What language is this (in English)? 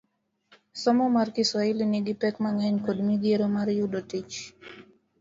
Luo (Kenya and Tanzania)